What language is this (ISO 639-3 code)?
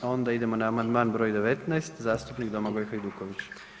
hrv